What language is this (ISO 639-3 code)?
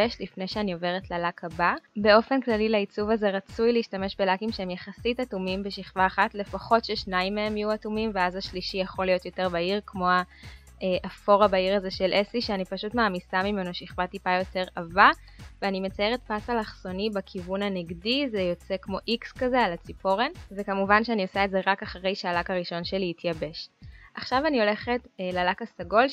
heb